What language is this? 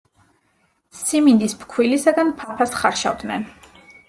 Georgian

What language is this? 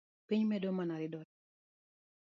Luo (Kenya and Tanzania)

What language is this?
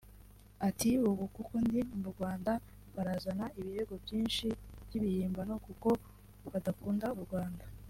Kinyarwanda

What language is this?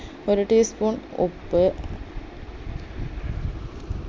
Malayalam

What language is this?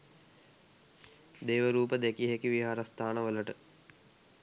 Sinhala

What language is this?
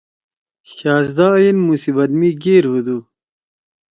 Torwali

